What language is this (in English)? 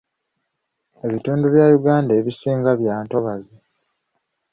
Ganda